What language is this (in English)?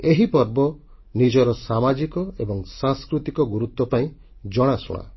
Odia